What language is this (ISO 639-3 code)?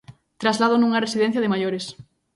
glg